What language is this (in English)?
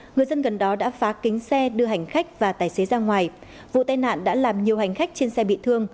Vietnamese